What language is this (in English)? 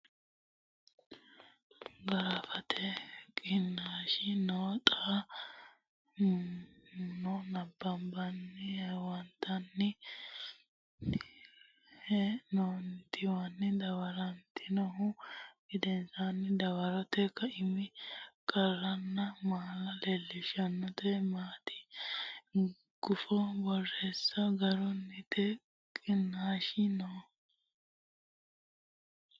Sidamo